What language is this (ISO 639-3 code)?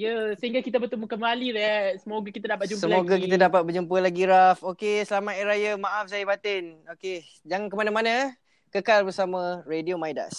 msa